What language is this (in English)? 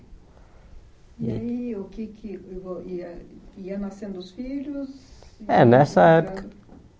Portuguese